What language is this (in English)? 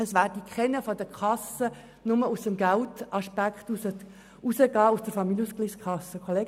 Swiss German